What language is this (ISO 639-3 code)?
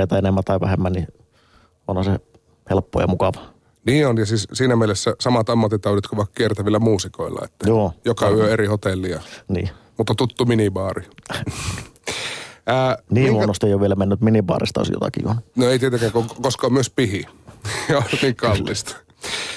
fin